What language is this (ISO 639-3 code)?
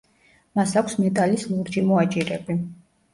kat